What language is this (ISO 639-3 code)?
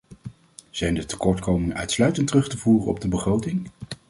nld